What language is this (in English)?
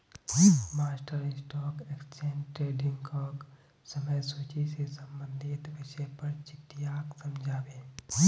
Magahi